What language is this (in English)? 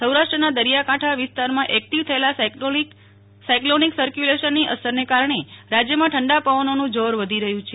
Gujarati